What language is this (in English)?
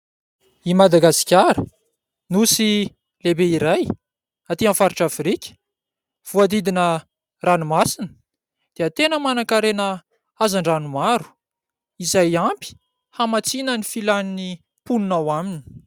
Malagasy